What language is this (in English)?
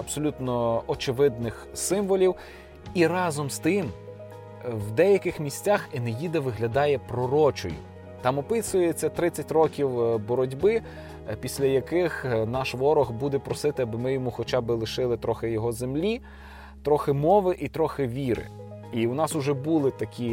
Ukrainian